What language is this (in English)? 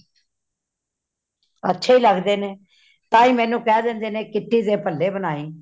Punjabi